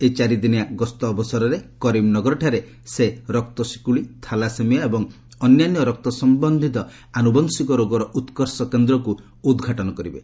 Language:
Odia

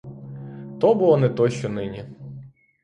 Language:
Ukrainian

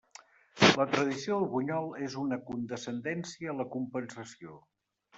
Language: Catalan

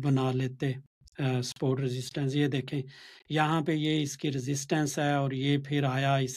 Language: Urdu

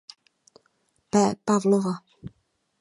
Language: Czech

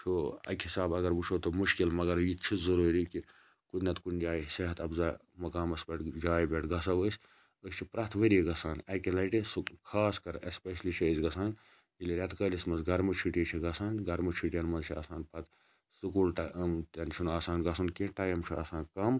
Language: Kashmiri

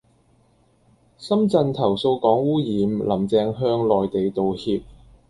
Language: Cantonese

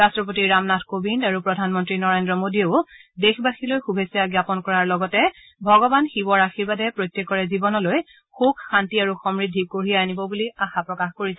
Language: Assamese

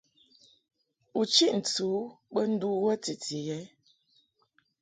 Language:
Mungaka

